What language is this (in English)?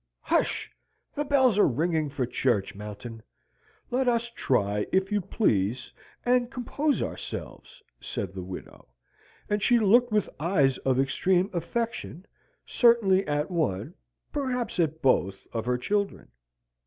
English